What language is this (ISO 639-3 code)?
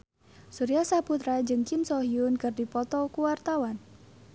sun